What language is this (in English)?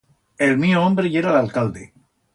Aragonese